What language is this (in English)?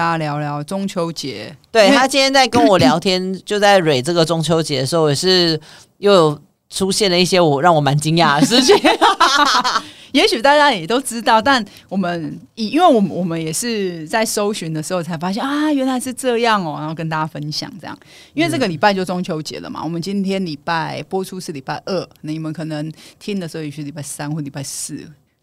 Chinese